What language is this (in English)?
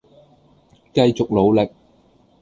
Cantonese